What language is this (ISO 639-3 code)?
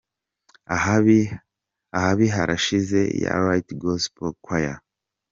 kin